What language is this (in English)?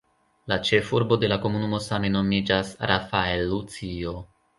Esperanto